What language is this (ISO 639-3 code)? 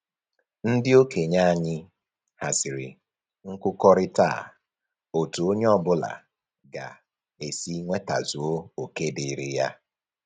ibo